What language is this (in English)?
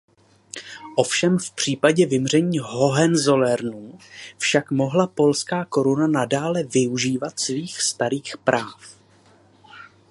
Czech